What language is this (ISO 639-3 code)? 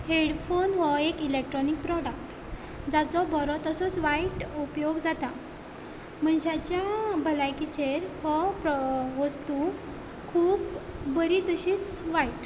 kok